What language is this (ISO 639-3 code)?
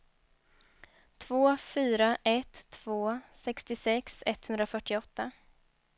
swe